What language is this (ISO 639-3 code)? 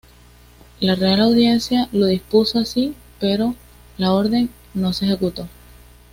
spa